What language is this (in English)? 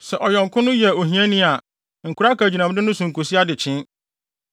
Akan